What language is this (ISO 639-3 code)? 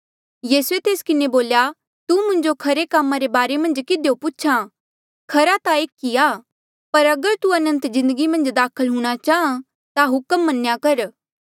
mjl